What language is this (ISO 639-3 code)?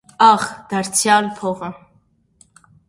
hye